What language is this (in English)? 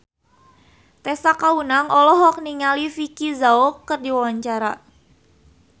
Sundanese